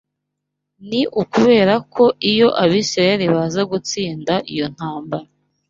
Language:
Kinyarwanda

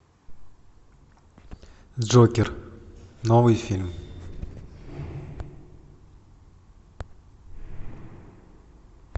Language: Russian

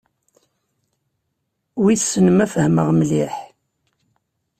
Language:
Kabyle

